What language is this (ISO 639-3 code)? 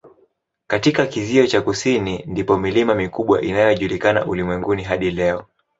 swa